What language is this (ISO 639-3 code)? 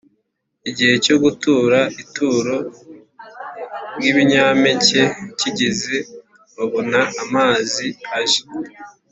kin